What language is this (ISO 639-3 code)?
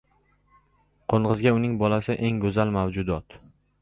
uzb